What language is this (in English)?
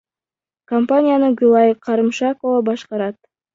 Kyrgyz